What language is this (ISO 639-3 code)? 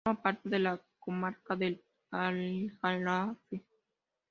spa